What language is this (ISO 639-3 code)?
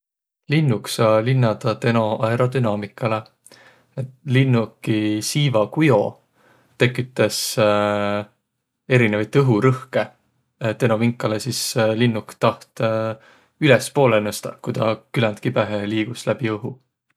vro